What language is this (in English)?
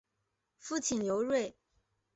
Chinese